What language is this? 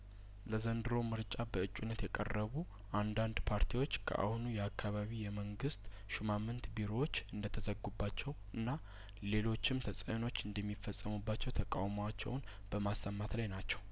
Amharic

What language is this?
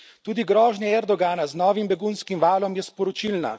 Slovenian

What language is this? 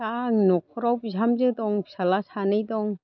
Bodo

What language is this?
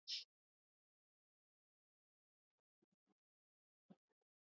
Asturian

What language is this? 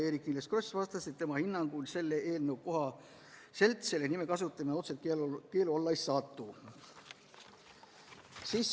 Estonian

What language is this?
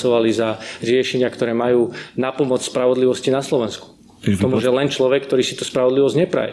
Slovak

